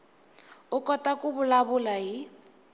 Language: Tsonga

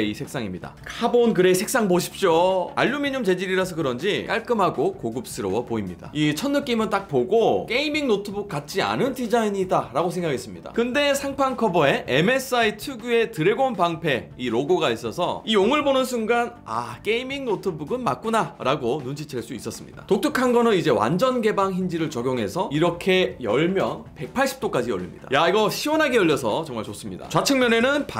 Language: Korean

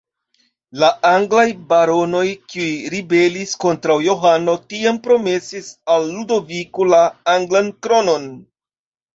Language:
Esperanto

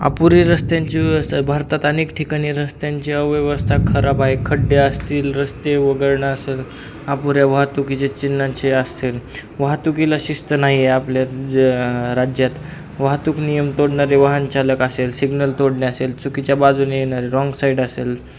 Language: Marathi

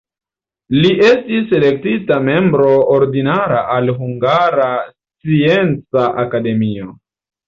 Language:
Esperanto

